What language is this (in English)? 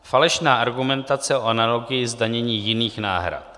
Czech